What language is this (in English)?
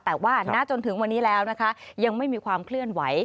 Thai